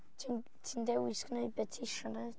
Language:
Welsh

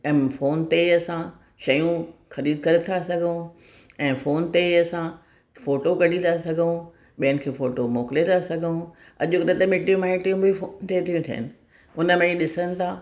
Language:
Sindhi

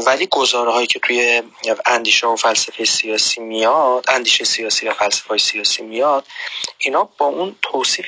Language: Persian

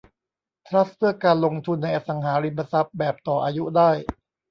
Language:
Thai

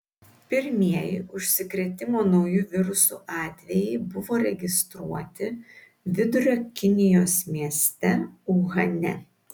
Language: Lithuanian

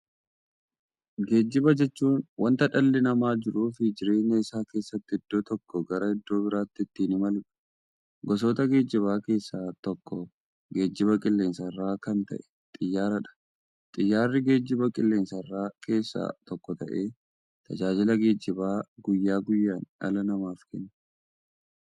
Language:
Oromo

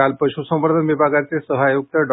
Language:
Marathi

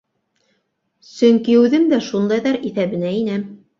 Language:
Bashkir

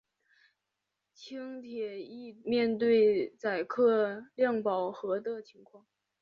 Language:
Chinese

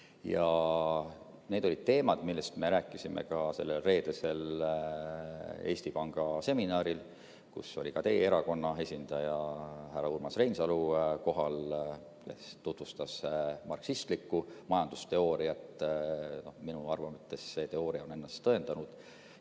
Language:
Estonian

